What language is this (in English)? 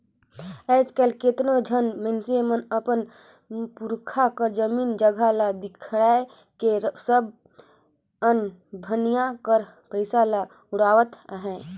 Chhattisgarhi